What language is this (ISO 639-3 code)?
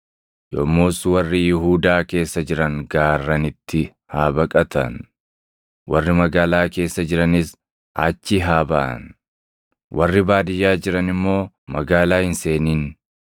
orm